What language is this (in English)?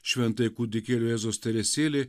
Lithuanian